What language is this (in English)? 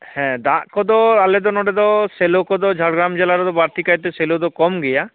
Santali